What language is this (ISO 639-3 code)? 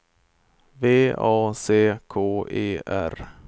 swe